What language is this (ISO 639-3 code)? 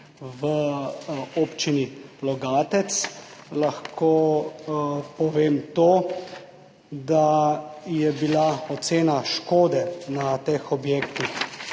slv